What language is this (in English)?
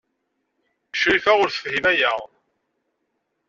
Kabyle